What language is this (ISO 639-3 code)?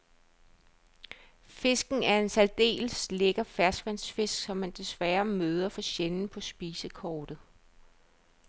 dan